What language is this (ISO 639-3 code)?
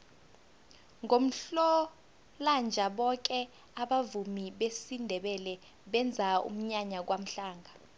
nbl